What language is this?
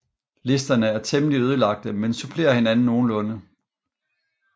Danish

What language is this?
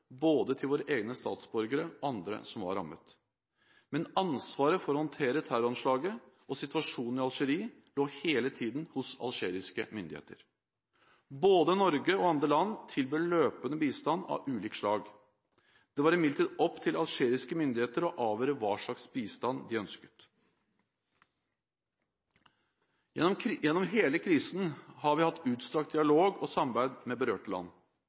Norwegian Bokmål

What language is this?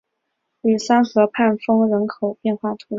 Chinese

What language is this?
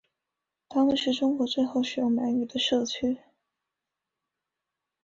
Chinese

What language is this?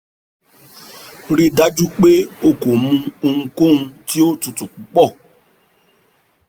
Yoruba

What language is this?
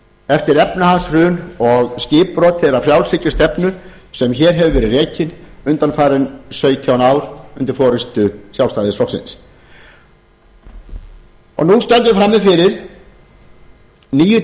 Icelandic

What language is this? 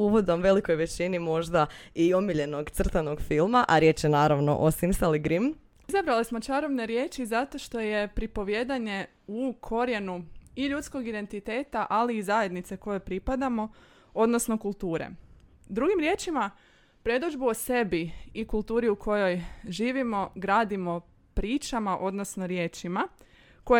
Croatian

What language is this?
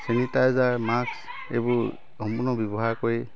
Assamese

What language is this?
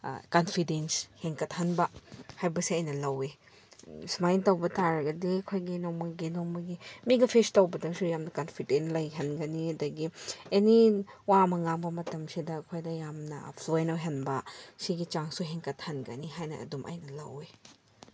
Manipuri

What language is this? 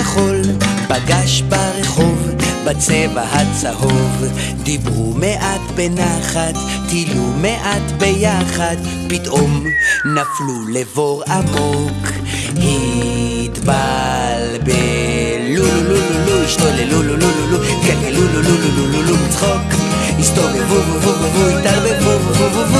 Hebrew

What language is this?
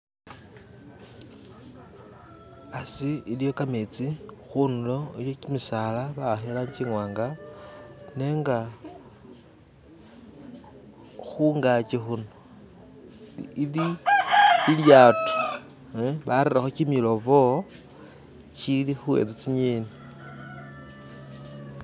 Masaaba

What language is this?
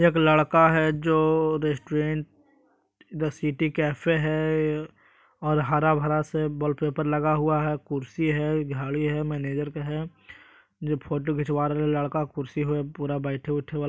Magahi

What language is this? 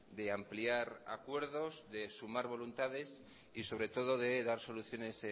Spanish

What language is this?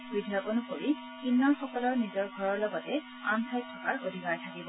Assamese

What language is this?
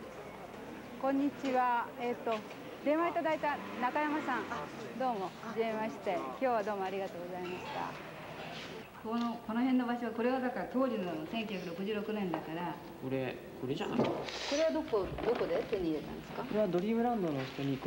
Japanese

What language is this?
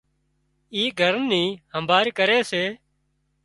Wadiyara Koli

